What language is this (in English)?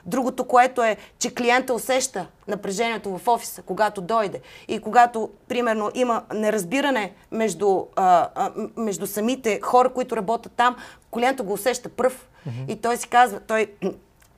Bulgarian